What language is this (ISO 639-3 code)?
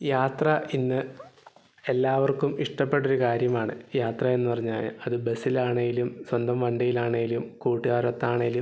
mal